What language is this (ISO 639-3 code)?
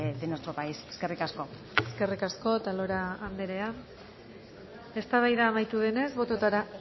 eus